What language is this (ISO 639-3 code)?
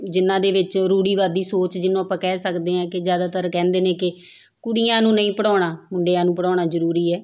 pan